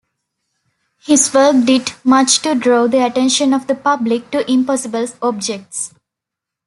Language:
English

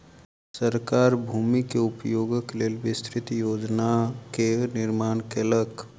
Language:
Maithili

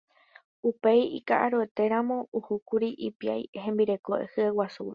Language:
Guarani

